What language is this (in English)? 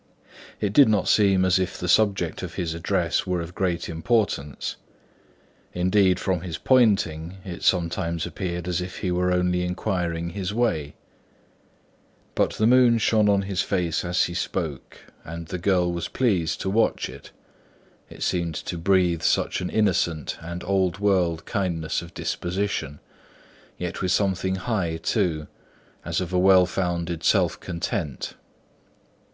English